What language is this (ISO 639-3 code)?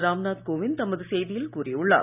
tam